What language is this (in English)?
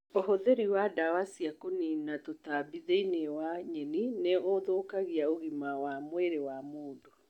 Kikuyu